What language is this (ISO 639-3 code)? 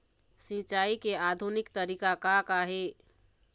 hne